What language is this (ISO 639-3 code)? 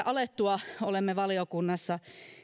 fin